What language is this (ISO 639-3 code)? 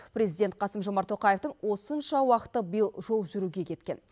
kaz